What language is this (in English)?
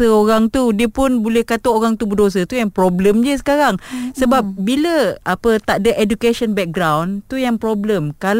Malay